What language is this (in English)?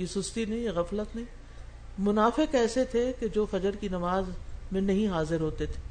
Urdu